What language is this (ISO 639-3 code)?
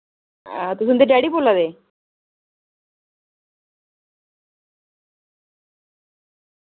doi